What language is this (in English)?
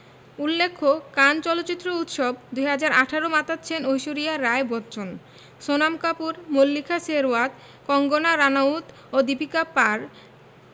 Bangla